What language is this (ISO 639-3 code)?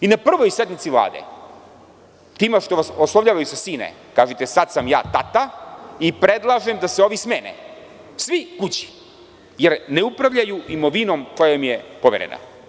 srp